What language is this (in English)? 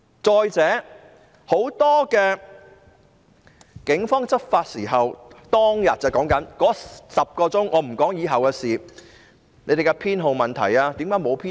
Cantonese